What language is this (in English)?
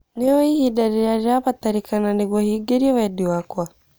Kikuyu